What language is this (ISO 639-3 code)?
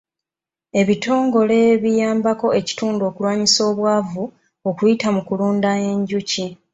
lug